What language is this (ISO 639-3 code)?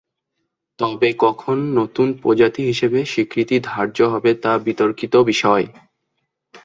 ben